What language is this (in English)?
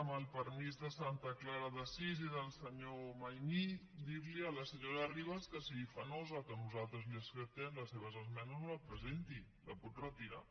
Catalan